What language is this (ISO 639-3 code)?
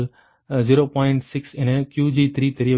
tam